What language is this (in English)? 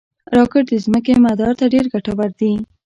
Pashto